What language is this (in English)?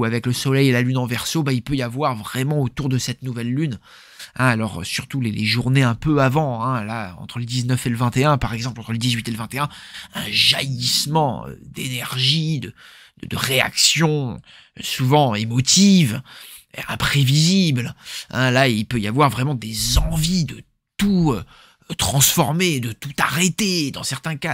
French